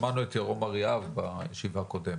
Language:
Hebrew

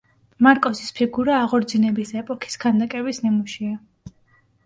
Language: Georgian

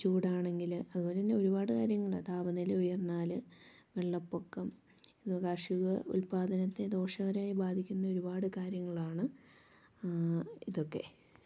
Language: Malayalam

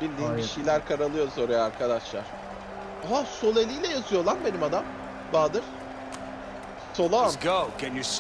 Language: Turkish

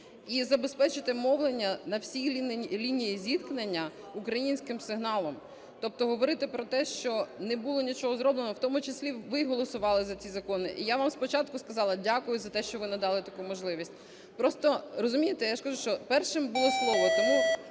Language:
Ukrainian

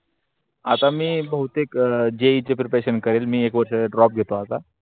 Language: Marathi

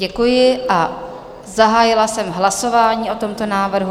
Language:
Czech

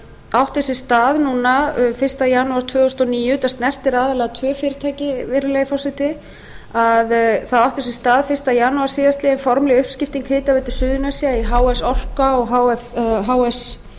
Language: Icelandic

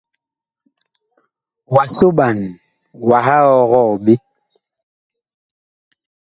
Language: Bakoko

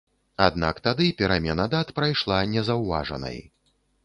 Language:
Belarusian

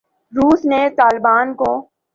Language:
Urdu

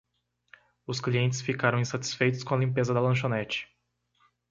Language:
Portuguese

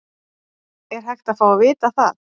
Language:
Icelandic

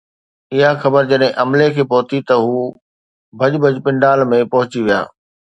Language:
Sindhi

